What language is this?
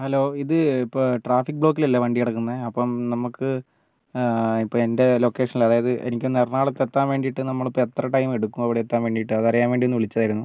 Malayalam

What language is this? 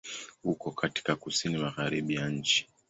Swahili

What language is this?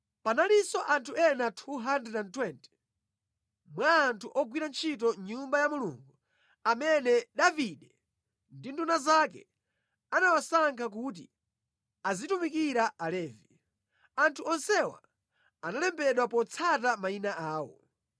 Nyanja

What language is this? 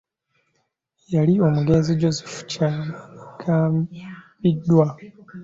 Ganda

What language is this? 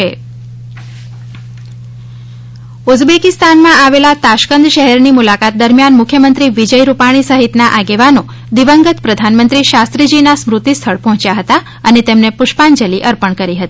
Gujarati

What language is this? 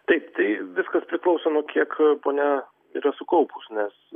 Lithuanian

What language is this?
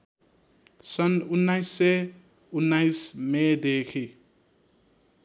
Nepali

